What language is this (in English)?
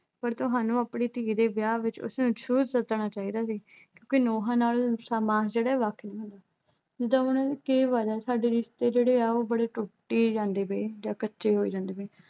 Punjabi